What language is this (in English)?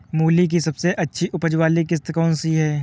Hindi